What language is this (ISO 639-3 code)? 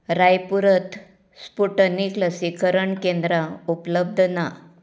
kok